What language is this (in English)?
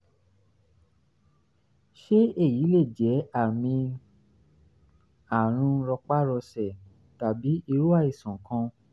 Yoruba